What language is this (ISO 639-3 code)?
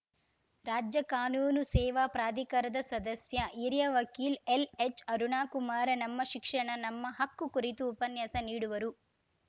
kan